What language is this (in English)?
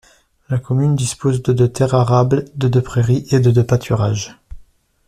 French